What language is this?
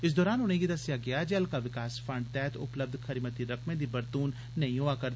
Dogri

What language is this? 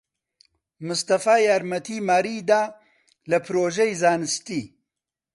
Central Kurdish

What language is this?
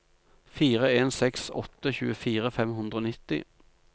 Norwegian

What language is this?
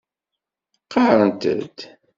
Kabyle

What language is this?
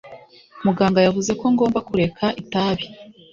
Kinyarwanda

